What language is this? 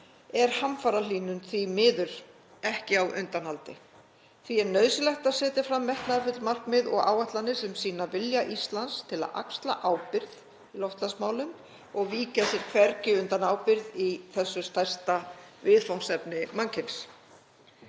Icelandic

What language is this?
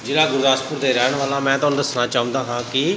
Punjabi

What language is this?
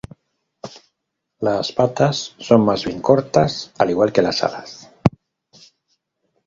Spanish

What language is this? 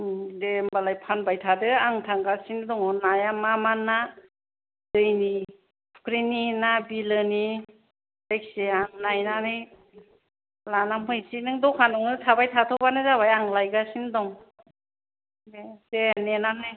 Bodo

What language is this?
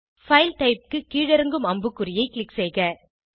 Tamil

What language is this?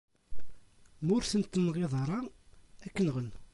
Kabyle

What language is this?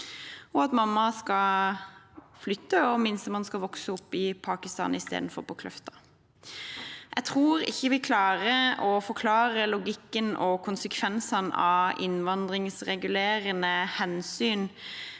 Norwegian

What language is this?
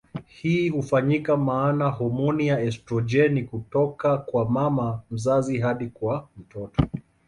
Swahili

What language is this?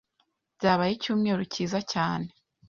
Kinyarwanda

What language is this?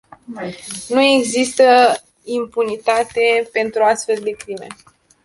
Romanian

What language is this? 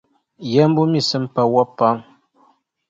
Dagbani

